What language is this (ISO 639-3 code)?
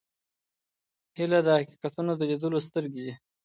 pus